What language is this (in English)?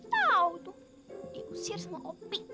Indonesian